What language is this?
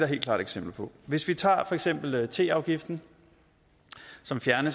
Danish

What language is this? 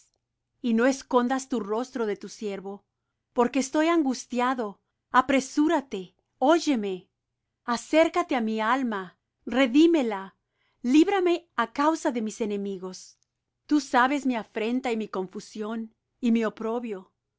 Spanish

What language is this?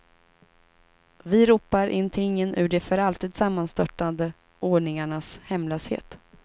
Swedish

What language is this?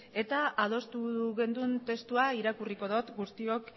Basque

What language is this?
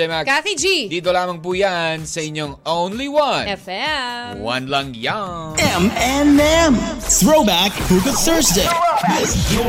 Filipino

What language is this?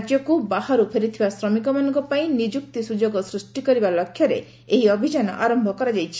Odia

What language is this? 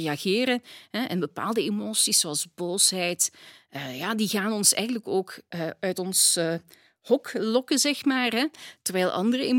Dutch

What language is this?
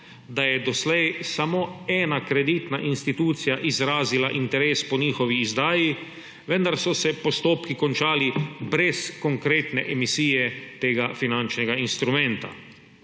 Slovenian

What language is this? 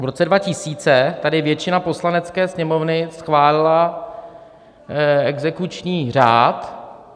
Czech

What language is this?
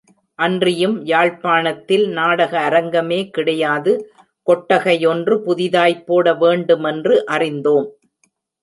Tamil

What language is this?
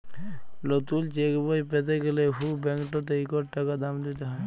Bangla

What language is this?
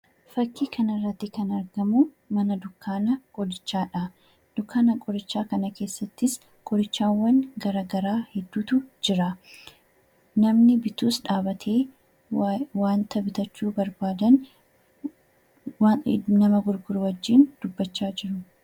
Oromo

